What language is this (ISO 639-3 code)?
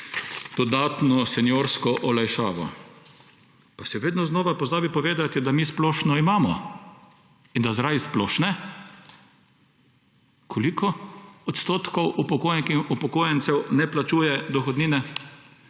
slv